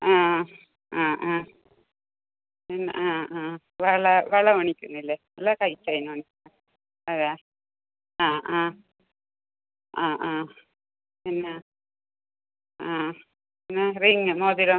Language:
Malayalam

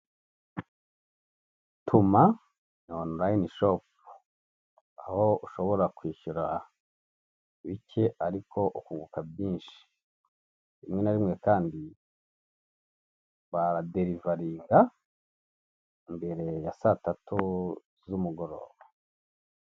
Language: Kinyarwanda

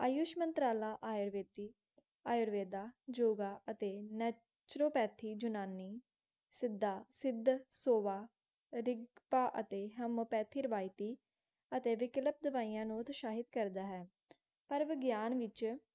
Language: Punjabi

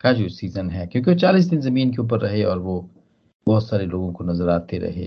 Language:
Hindi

